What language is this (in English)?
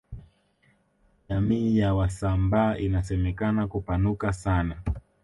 Swahili